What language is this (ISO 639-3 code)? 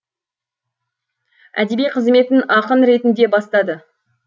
kaz